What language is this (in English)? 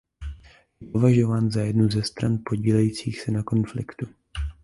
Czech